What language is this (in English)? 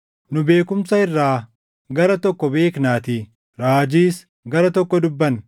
Oromo